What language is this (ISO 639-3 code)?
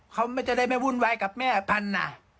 tha